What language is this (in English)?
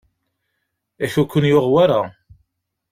Kabyle